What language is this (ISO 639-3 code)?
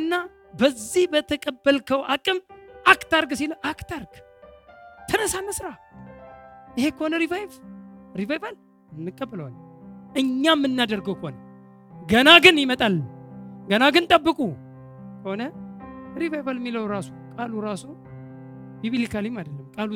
amh